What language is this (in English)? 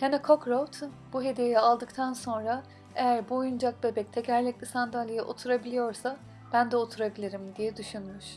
Turkish